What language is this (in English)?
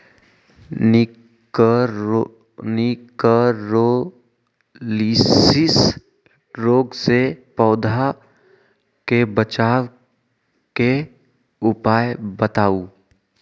Magahi